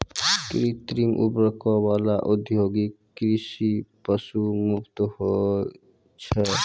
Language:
Maithili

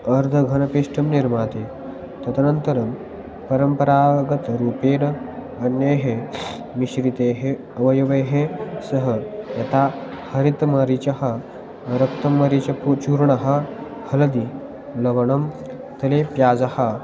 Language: Sanskrit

